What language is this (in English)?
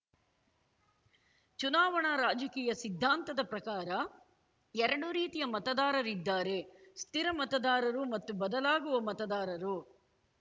Kannada